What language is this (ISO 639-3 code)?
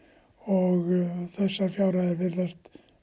isl